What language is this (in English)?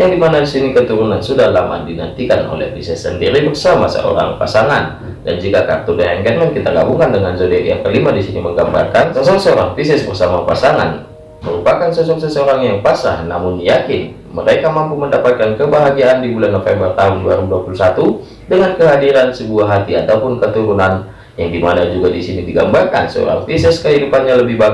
Indonesian